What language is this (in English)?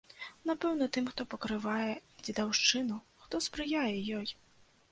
Belarusian